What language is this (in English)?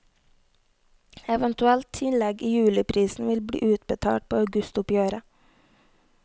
Norwegian